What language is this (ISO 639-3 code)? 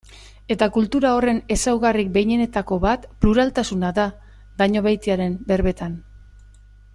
eus